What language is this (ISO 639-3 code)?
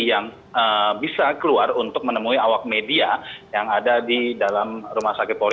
ind